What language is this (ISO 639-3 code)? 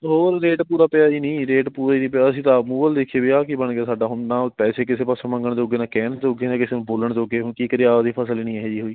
pan